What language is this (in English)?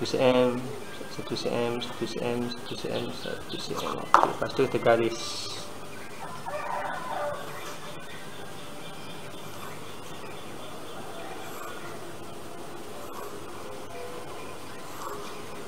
Malay